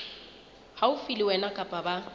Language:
Southern Sotho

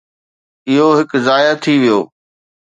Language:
Sindhi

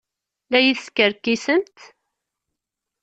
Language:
Kabyle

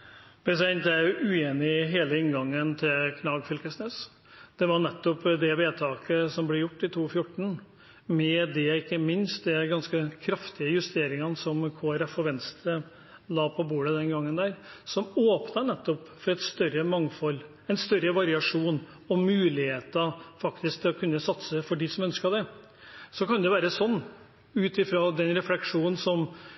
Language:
Norwegian Bokmål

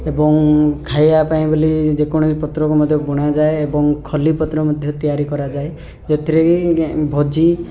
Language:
Odia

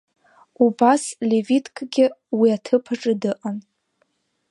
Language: Abkhazian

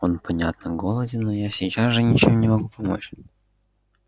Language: Russian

